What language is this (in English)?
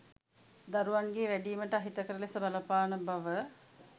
Sinhala